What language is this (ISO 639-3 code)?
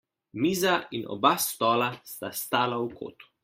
slv